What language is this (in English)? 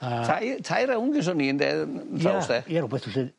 Welsh